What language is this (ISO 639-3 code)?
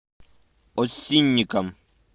rus